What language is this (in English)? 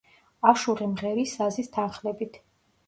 Georgian